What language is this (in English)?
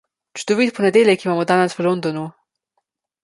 Slovenian